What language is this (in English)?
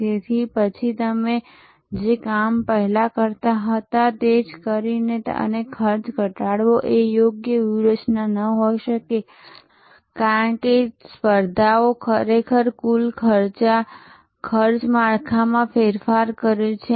Gujarati